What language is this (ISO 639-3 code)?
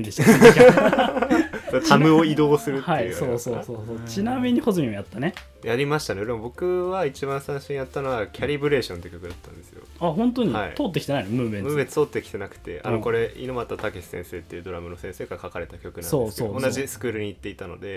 jpn